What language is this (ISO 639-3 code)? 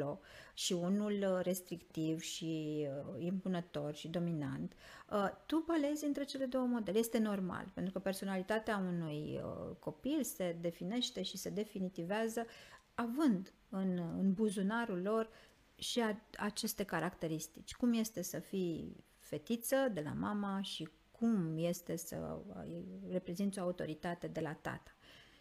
ron